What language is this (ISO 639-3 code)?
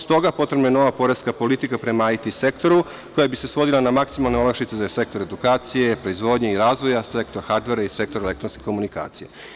srp